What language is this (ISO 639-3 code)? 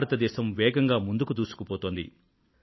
tel